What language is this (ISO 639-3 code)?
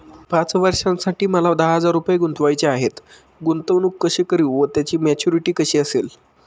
mar